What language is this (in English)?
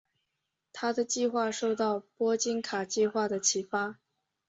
Chinese